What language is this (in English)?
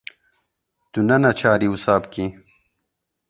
Kurdish